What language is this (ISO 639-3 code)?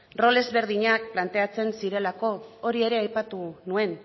eus